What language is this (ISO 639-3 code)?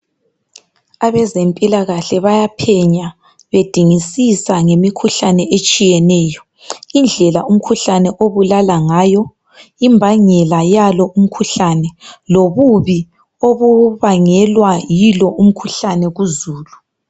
nde